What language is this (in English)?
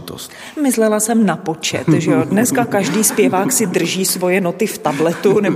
Czech